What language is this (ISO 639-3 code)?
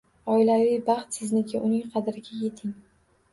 uzb